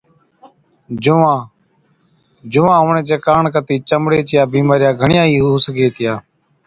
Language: Od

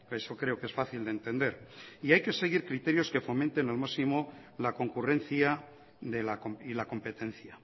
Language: Spanish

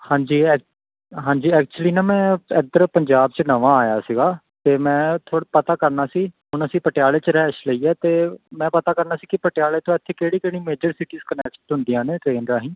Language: Punjabi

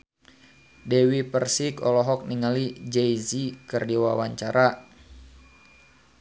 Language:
Sundanese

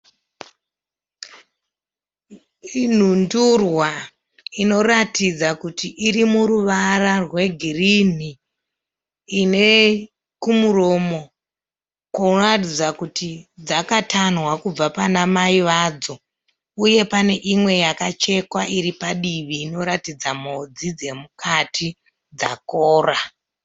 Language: Shona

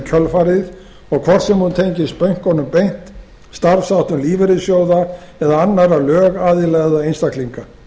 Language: Icelandic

